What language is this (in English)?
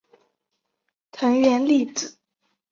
Chinese